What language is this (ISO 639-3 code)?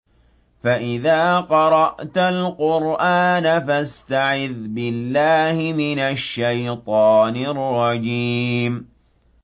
ara